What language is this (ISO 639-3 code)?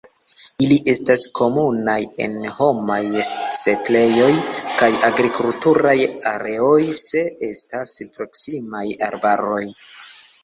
epo